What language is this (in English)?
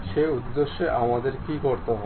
Bangla